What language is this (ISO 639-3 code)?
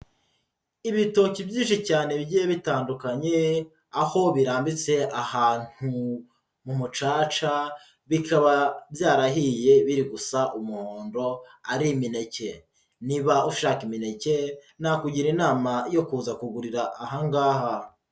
kin